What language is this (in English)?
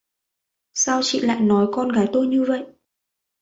Vietnamese